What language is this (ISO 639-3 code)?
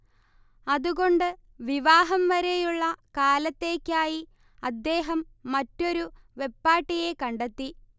mal